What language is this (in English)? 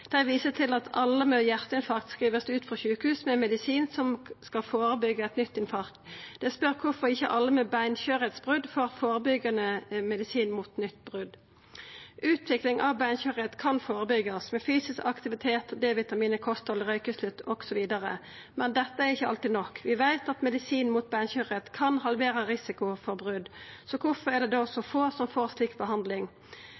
Norwegian Nynorsk